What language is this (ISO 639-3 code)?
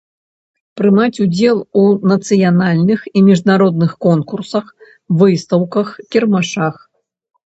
bel